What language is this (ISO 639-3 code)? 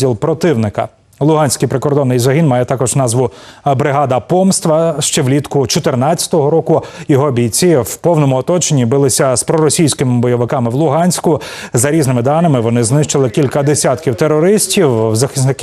ukr